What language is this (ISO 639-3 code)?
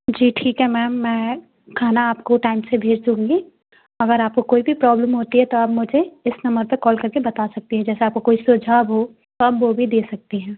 hin